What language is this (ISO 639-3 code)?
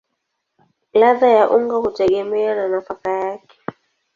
swa